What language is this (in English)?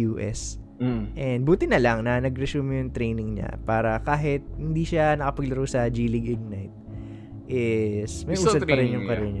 Filipino